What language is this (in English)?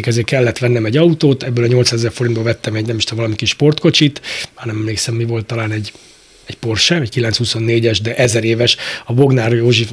Hungarian